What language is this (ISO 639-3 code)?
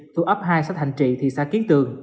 vie